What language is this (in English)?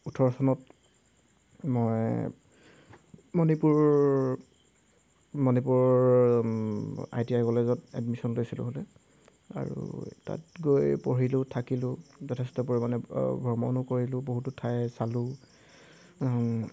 Assamese